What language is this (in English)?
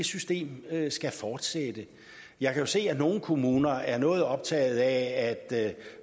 Danish